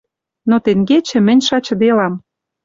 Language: Western Mari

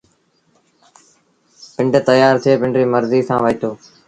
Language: Sindhi Bhil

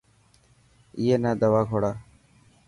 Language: Dhatki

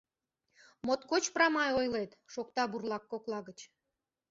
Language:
Mari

